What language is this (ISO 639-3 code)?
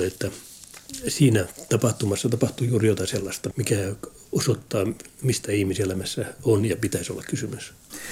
fin